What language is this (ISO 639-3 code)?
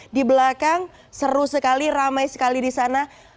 ind